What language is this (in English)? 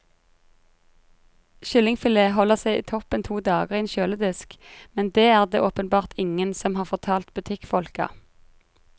Norwegian